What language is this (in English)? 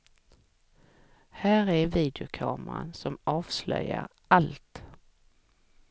Swedish